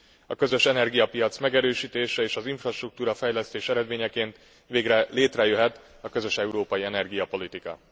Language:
Hungarian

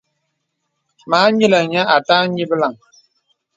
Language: Bebele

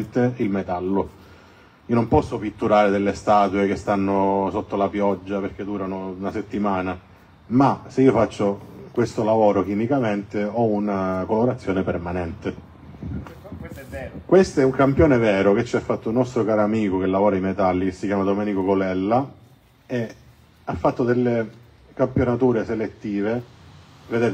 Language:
Italian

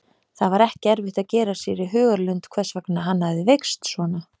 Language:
Icelandic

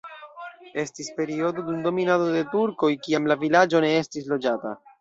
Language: Esperanto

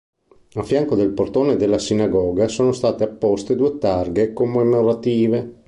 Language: Italian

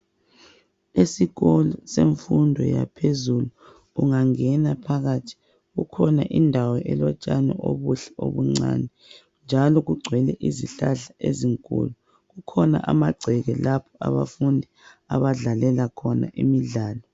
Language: North Ndebele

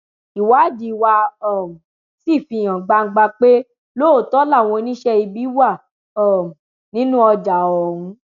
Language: Yoruba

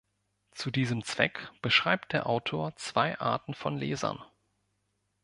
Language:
German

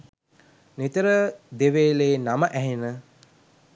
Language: Sinhala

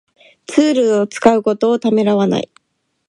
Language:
Japanese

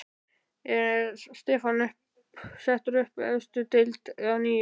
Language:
Icelandic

